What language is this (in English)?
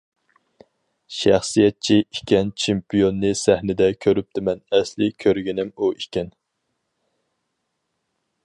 Uyghur